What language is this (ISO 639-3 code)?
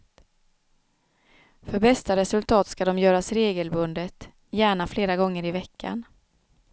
swe